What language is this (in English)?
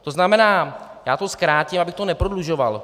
Czech